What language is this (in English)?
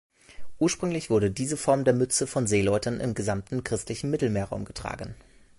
German